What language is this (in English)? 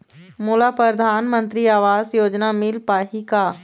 Chhattisgarhi